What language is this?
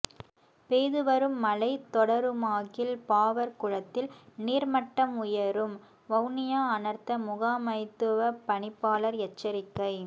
Tamil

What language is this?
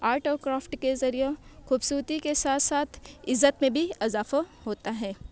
Urdu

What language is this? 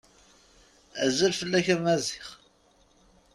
Kabyle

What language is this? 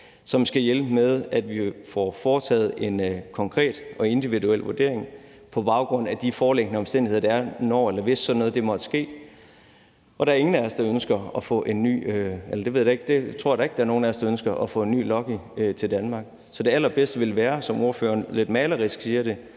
Danish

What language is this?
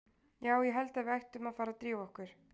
Icelandic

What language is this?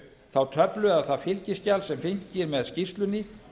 Icelandic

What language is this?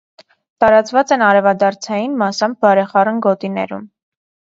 Armenian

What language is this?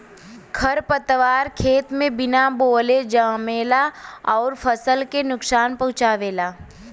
Bhojpuri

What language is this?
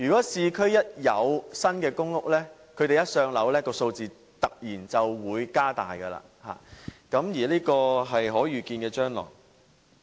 Cantonese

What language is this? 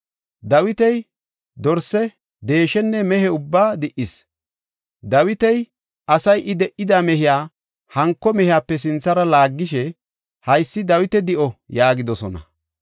Gofa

